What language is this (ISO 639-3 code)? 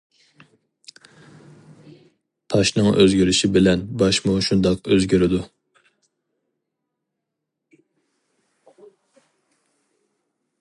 uig